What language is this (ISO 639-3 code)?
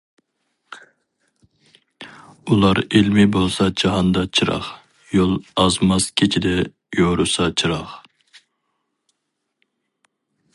uig